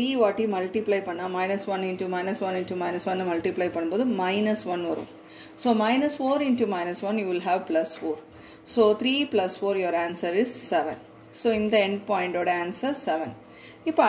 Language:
Turkish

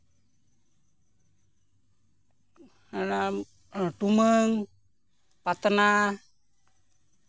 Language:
Santali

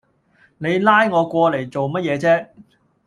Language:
Cantonese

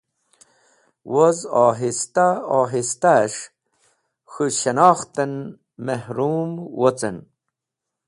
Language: Wakhi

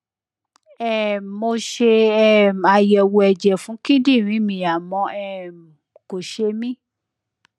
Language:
Yoruba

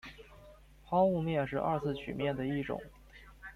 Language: Chinese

